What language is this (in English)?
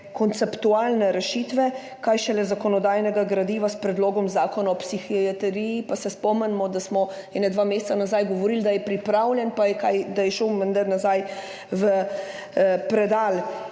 Slovenian